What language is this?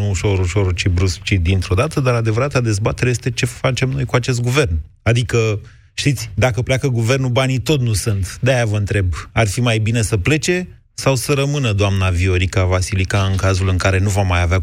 Romanian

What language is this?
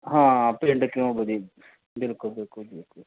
Punjabi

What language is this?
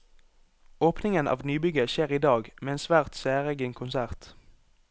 Norwegian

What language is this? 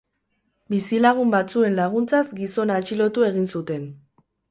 Basque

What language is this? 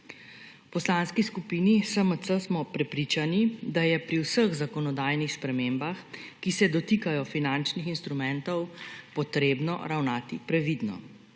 Slovenian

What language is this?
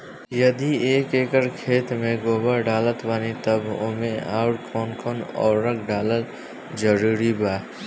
Bhojpuri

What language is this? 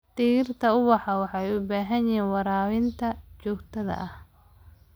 Somali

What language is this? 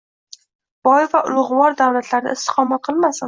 Uzbek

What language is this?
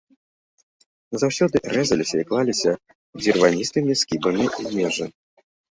Belarusian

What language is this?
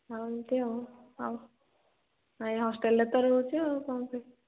Odia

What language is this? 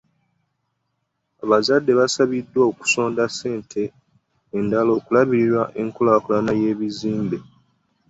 Ganda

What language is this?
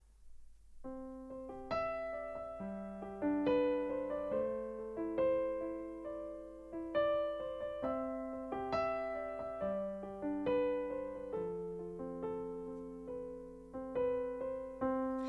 Czech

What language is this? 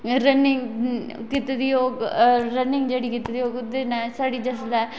Dogri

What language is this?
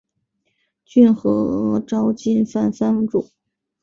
Chinese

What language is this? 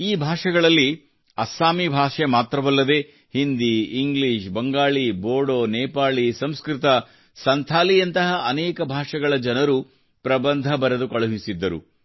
Kannada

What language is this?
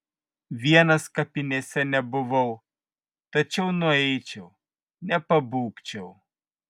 Lithuanian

